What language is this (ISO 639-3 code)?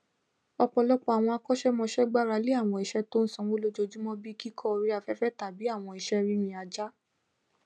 yor